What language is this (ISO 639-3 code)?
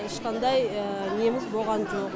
kaz